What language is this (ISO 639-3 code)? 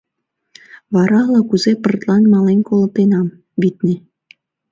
chm